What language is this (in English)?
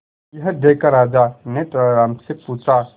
Hindi